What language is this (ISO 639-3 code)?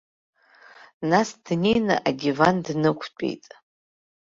abk